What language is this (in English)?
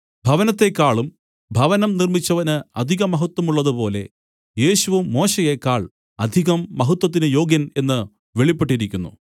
Malayalam